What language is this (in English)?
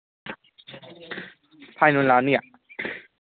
Manipuri